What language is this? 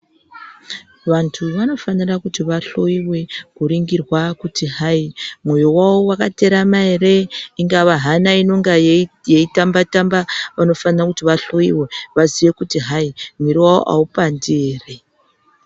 Ndau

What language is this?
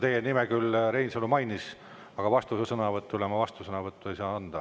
Estonian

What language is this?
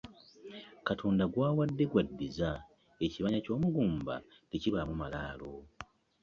Ganda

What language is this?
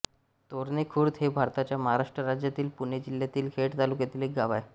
Marathi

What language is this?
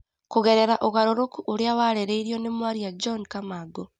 Kikuyu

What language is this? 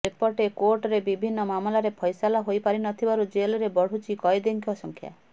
Odia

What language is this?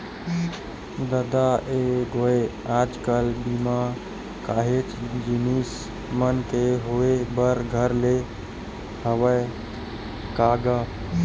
Chhattisgarhi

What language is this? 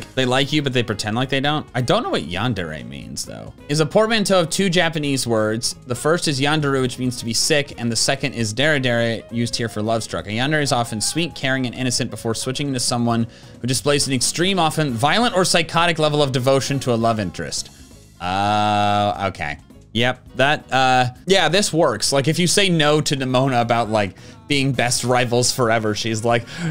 English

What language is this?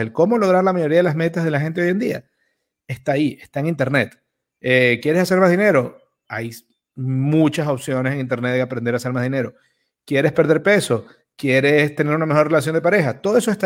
Spanish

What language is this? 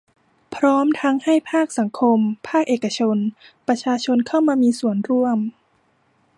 Thai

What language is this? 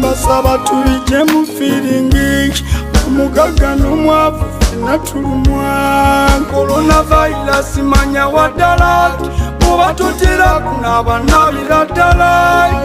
Romanian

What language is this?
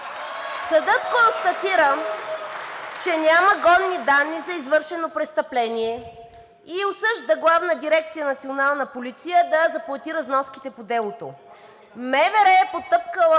Bulgarian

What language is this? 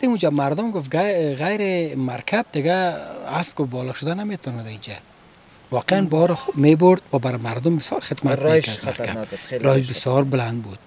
Persian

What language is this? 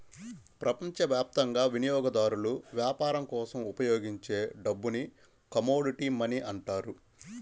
Telugu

